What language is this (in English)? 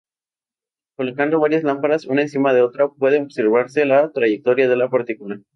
Spanish